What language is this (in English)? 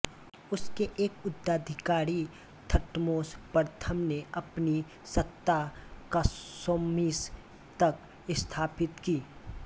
Hindi